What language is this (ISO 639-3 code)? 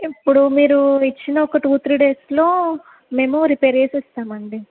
tel